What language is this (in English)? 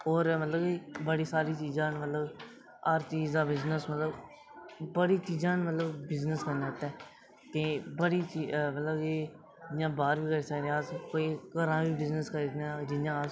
Dogri